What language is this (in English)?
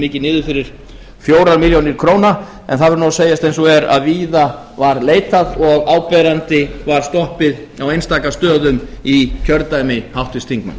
Icelandic